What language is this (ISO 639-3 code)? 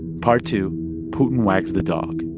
eng